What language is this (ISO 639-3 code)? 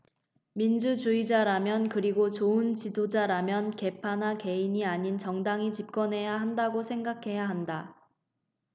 kor